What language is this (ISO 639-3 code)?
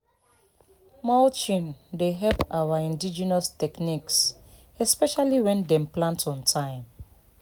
pcm